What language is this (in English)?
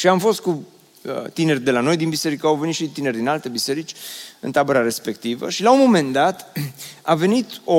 Romanian